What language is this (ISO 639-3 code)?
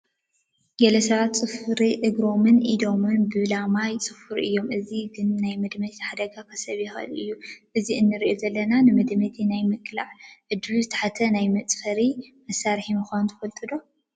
tir